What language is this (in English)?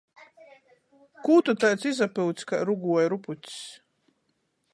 Latgalian